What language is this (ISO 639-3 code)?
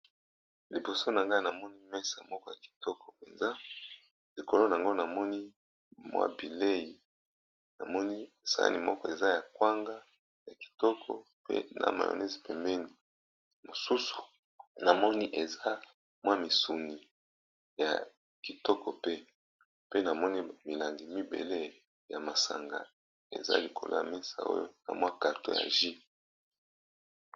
lin